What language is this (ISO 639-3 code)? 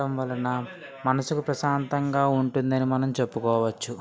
tel